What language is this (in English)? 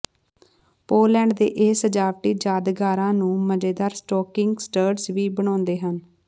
Punjabi